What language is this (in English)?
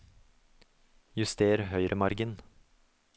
Norwegian